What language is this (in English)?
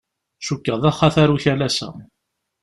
Kabyle